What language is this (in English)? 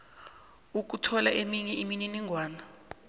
South Ndebele